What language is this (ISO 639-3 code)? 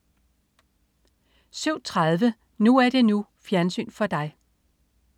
dan